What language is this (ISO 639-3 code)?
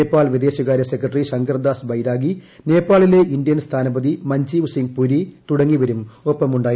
mal